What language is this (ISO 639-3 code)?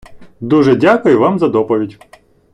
ukr